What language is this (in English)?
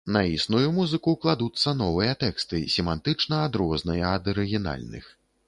Belarusian